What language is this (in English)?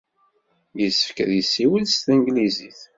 Kabyle